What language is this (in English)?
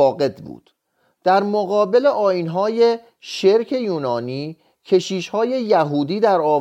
Persian